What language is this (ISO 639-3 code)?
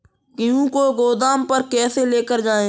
hin